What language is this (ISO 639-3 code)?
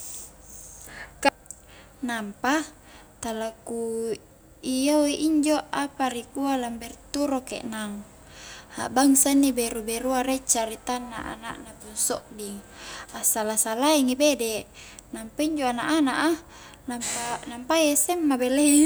kjk